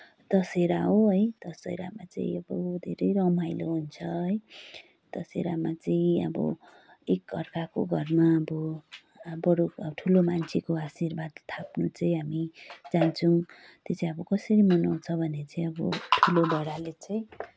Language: Nepali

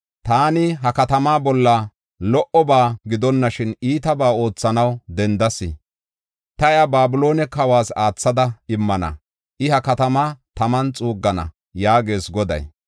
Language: Gofa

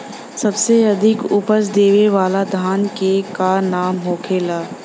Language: Bhojpuri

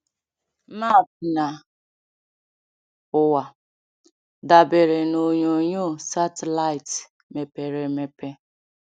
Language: Igbo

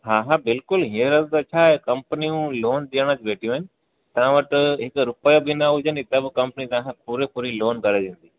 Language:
Sindhi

